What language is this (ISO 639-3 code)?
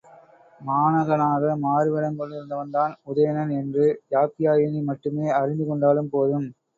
tam